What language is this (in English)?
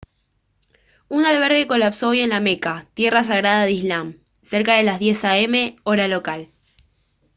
Spanish